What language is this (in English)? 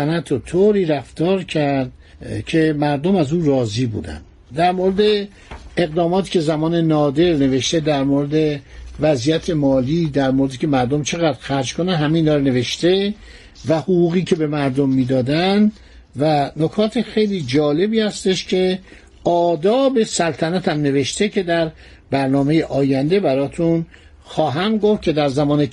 Persian